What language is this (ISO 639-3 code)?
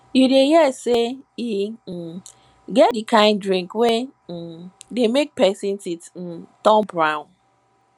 pcm